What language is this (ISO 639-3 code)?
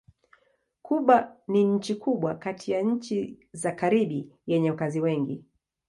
swa